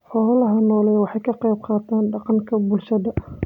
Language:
Somali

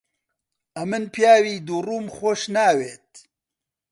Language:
Central Kurdish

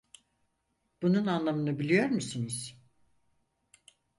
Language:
Turkish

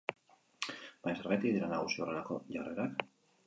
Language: Basque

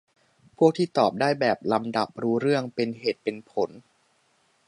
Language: Thai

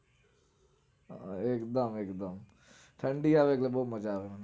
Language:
Gujarati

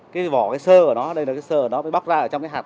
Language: Vietnamese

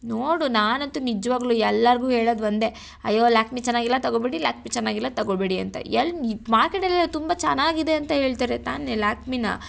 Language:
Kannada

